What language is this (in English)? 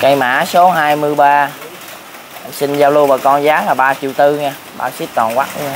Vietnamese